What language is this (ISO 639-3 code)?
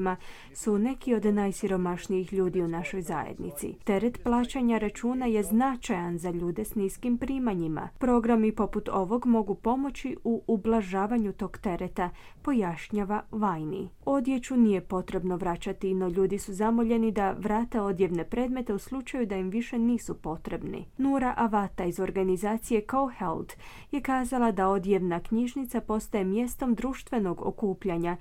hrv